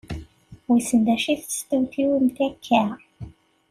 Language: Kabyle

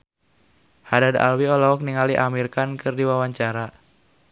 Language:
Sundanese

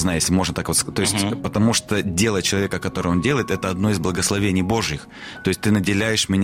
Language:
Russian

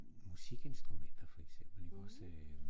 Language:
Danish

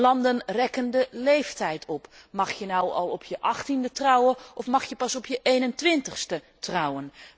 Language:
Dutch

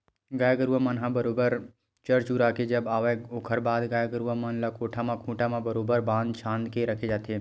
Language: Chhattisgarhi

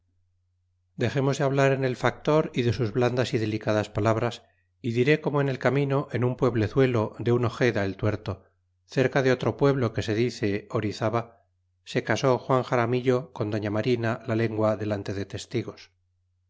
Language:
Spanish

